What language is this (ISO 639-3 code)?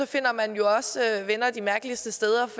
dan